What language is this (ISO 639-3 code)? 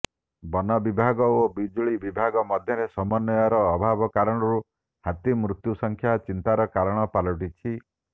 ori